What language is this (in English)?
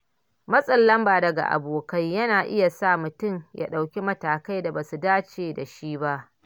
Hausa